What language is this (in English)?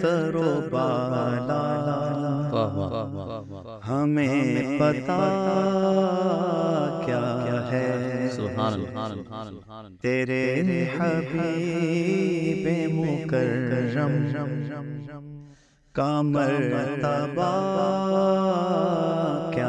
Arabic